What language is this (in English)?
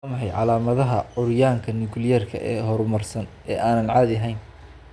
Somali